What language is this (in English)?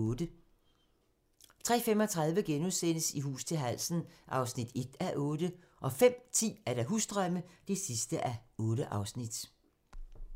Danish